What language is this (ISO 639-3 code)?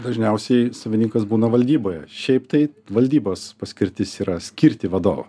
lit